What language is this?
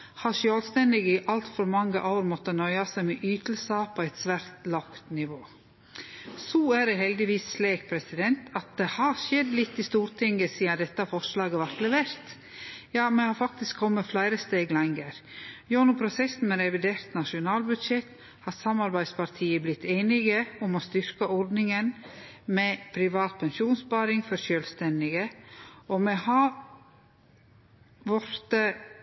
Norwegian Nynorsk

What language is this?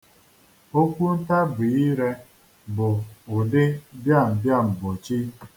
Igbo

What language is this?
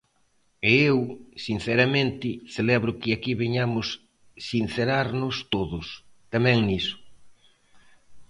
Galician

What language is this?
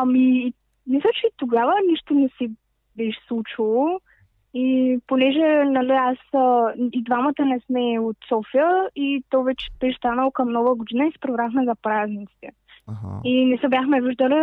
Bulgarian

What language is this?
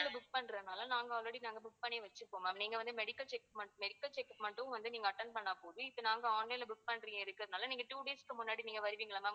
Tamil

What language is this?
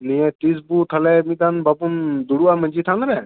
Santali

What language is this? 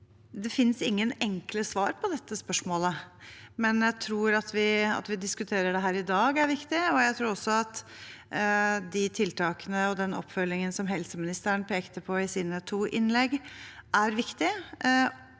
Norwegian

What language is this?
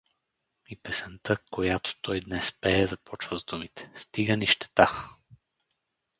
Bulgarian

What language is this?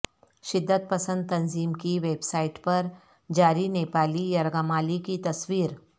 Urdu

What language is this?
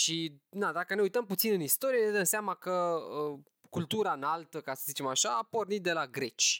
Romanian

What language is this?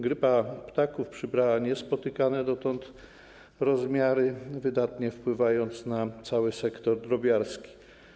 Polish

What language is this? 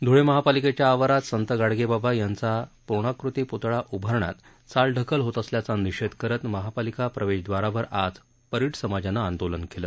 Marathi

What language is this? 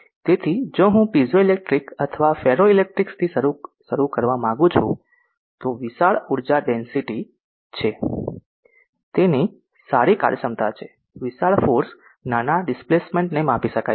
Gujarati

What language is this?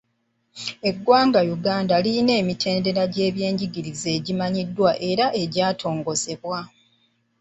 Ganda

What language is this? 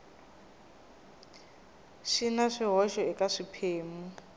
Tsonga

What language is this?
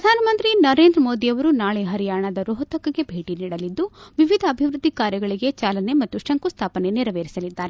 Kannada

